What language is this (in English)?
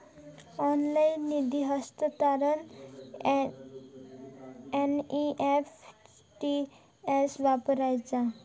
Marathi